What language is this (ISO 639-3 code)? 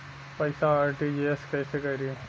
bho